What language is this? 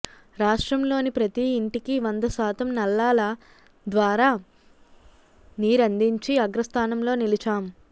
Telugu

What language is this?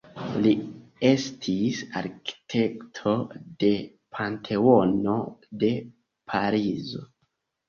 Esperanto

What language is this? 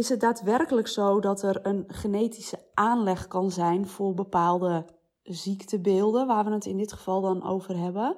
Dutch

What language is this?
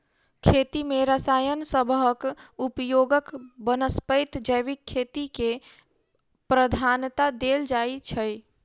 Maithili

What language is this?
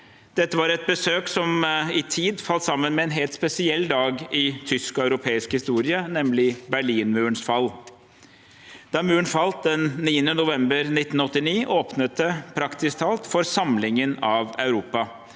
Norwegian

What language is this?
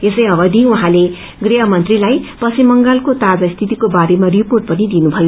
Nepali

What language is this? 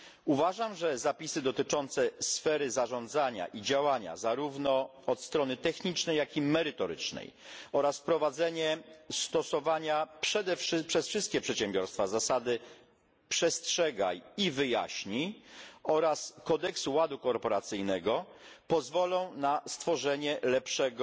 Polish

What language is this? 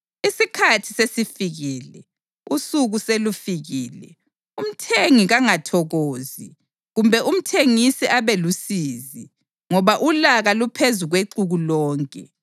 North Ndebele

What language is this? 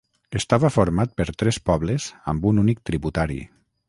Catalan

